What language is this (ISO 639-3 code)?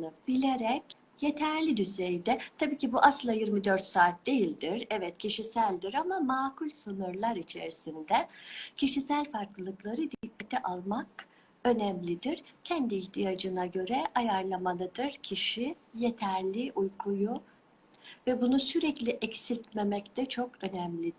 tur